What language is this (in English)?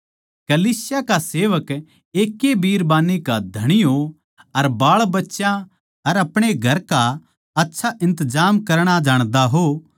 Haryanvi